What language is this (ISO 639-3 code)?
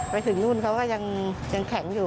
tha